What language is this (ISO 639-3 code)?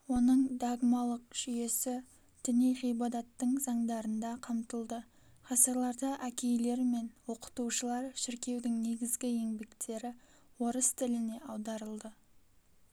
kaz